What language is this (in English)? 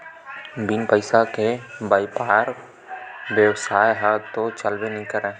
Chhattisgarhi